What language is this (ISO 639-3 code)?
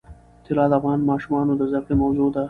pus